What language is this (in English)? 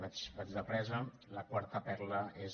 Catalan